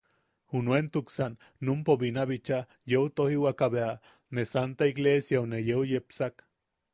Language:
Yaqui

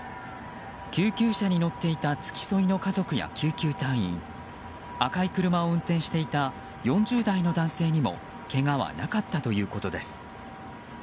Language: Japanese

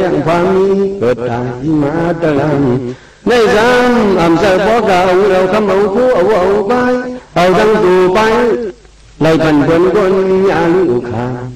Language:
Thai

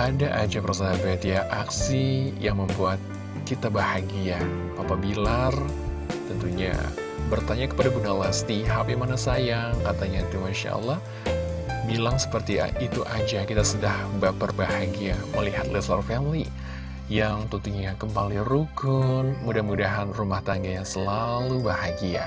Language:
Indonesian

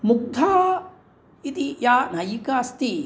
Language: Sanskrit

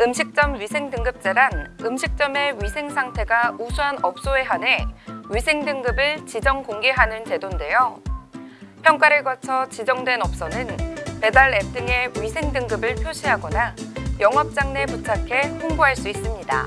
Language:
Korean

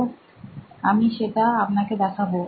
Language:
Bangla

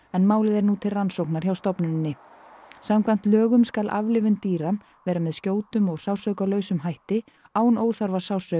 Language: Icelandic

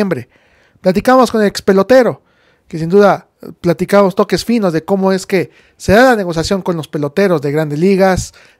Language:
Spanish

